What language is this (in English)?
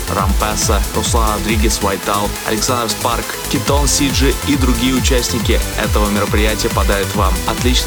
Russian